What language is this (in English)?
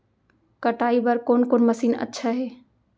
Chhattisgarhi